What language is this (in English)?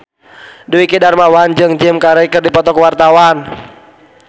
Sundanese